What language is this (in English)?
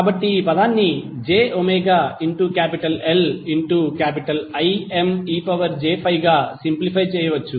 Telugu